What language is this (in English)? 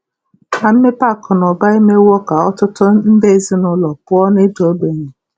Igbo